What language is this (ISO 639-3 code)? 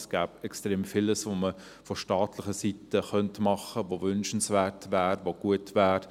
gsw